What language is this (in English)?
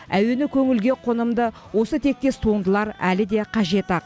Kazakh